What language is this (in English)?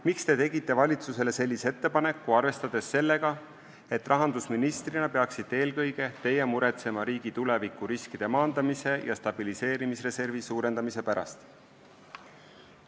Estonian